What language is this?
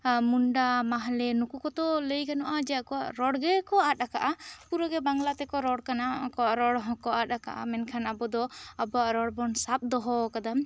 Santali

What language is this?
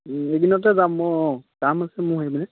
Assamese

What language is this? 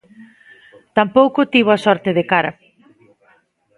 Galician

